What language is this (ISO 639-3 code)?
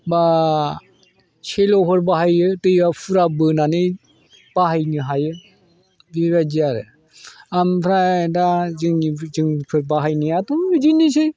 brx